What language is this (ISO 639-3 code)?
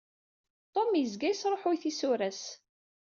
kab